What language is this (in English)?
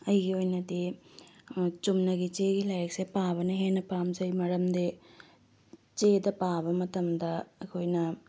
Manipuri